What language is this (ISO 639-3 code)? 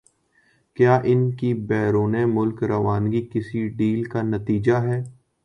urd